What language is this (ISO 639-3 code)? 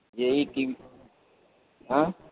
urd